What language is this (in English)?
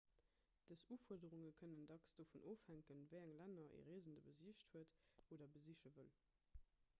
Luxembourgish